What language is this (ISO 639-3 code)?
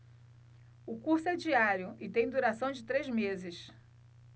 por